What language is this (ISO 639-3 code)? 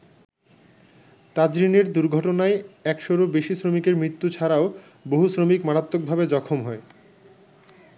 ben